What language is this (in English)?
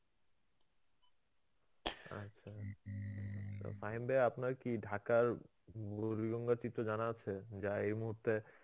Bangla